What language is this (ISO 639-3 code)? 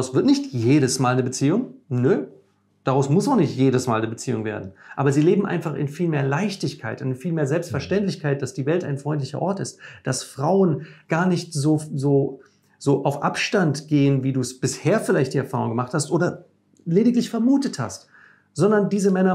deu